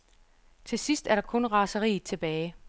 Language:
Danish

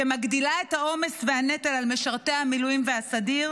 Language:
Hebrew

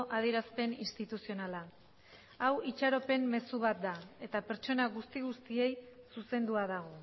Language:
Basque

